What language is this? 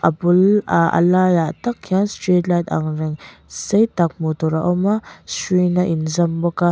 Mizo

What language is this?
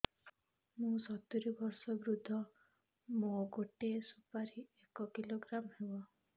Odia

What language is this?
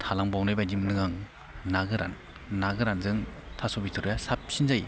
Bodo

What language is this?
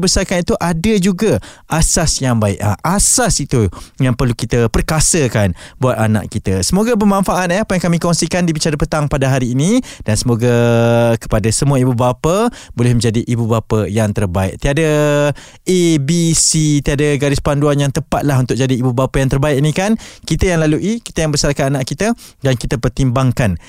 Malay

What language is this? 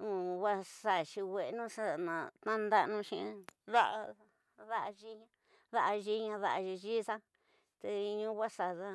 Tidaá Mixtec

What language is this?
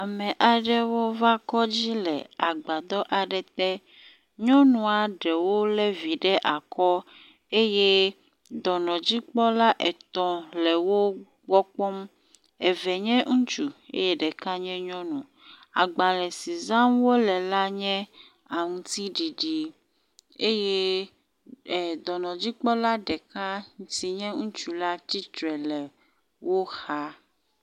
Ewe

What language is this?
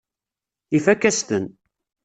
Kabyle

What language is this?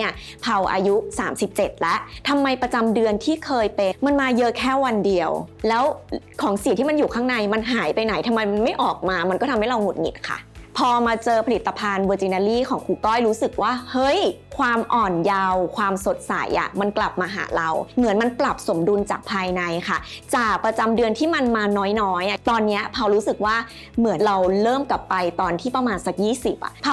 Thai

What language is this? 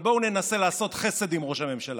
Hebrew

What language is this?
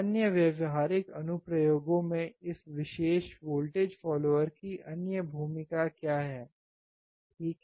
Hindi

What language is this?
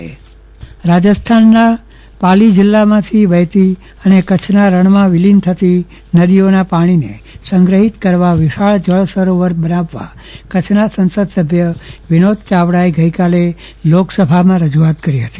Gujarati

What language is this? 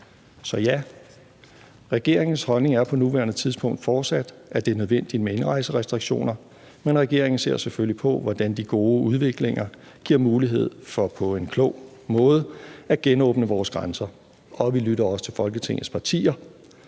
Danish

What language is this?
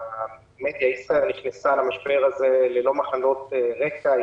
Hebrew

